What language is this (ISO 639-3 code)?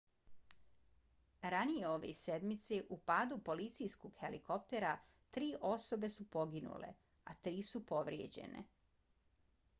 bos